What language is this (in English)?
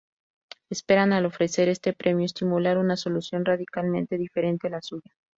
Spanish